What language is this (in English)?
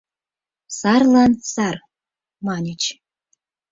Mari